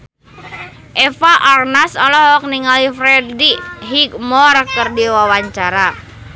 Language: Sundanese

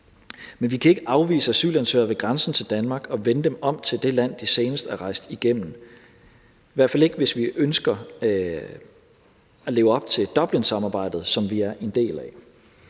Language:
Danish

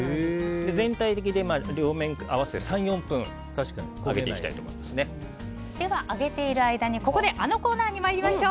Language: Japanese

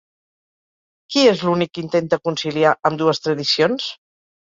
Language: Catalan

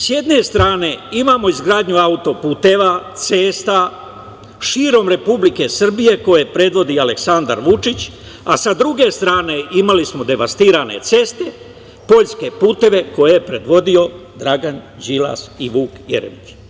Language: Serbian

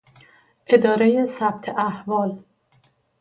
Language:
Persian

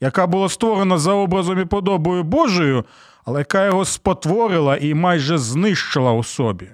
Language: Ukrainian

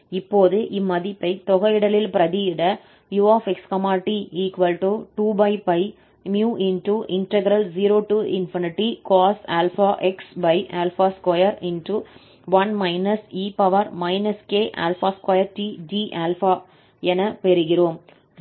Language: Tamil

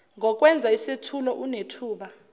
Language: Zulu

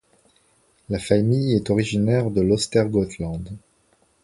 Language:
French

